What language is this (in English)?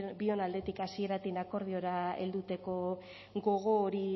Basque